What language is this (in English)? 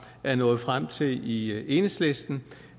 Danish